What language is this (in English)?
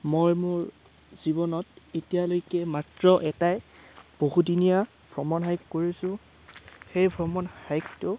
Assamese